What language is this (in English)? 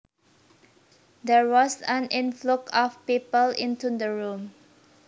Javanese